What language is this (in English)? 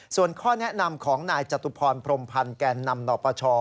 Thai